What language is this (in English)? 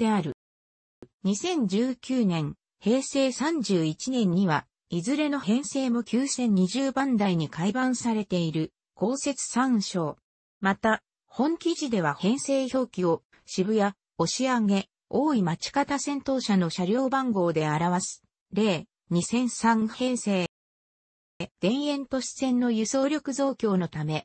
Japanese